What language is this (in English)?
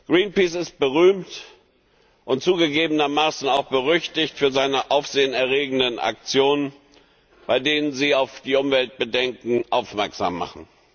German